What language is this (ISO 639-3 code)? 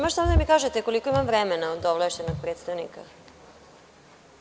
srp